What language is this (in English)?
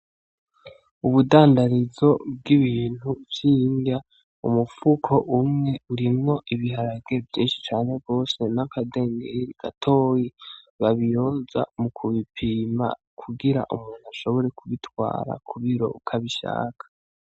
Rundi